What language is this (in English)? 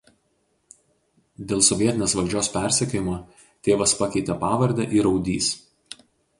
Lithuanian